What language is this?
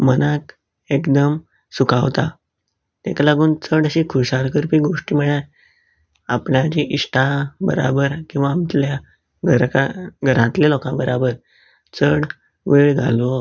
Konkani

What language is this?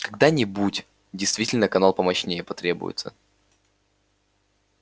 Russian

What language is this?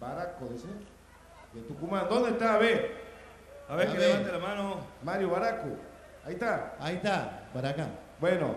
Spanish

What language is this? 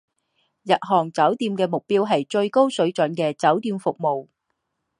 Chinese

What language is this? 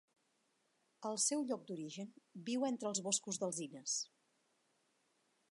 Catalan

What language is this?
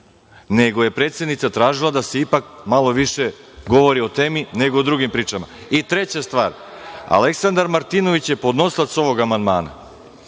Serbian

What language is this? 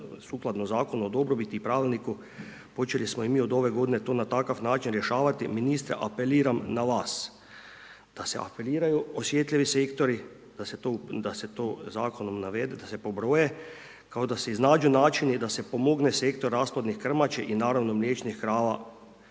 Croatian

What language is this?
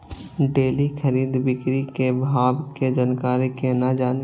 Maithili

